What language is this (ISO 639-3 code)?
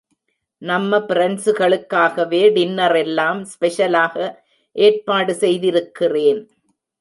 tam